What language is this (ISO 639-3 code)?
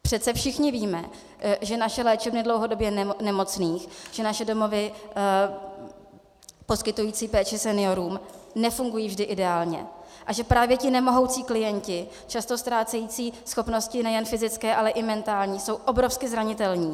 ces